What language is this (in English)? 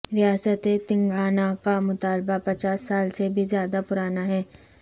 Urdu